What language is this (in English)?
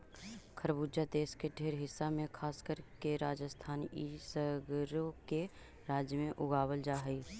Magahi